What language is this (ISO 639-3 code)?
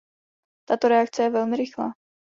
ces